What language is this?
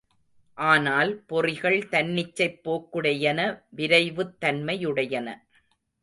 Tamil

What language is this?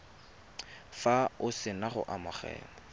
Tswana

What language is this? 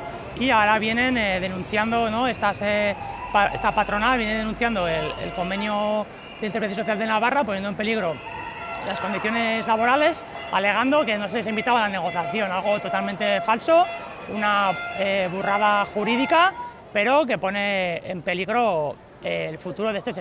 Spanish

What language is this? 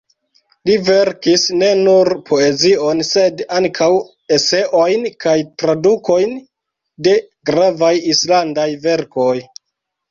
Esperanto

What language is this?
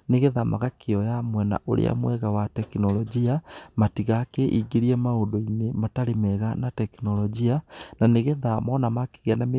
Kikuyu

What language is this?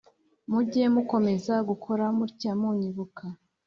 Kinyarwanda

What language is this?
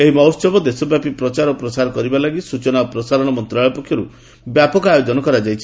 Odia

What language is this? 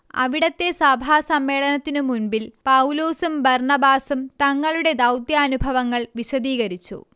Malayalam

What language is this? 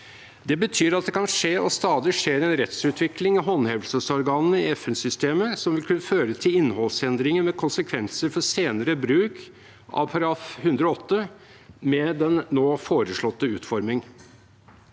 Norwegian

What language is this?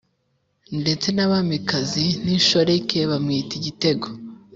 Kinyarwanda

